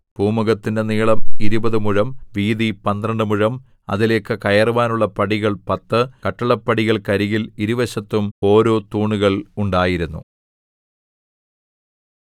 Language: Malayalam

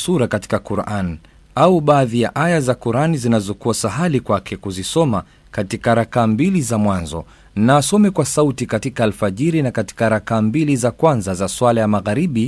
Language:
Swahili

